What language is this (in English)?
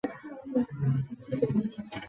Chinese